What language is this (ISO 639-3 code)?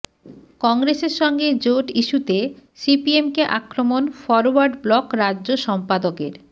ben